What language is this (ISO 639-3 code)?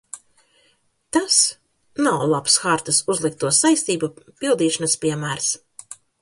lav